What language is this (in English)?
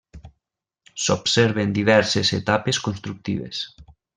Catalan